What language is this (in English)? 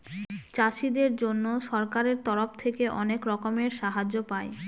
Bangla